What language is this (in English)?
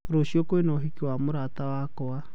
Kikuyu